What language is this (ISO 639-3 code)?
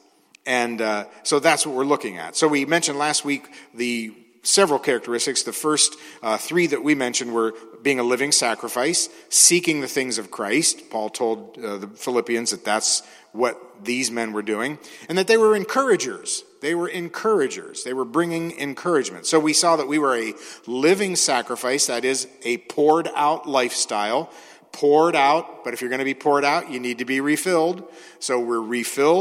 eng